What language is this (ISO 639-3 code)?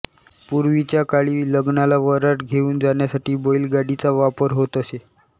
mar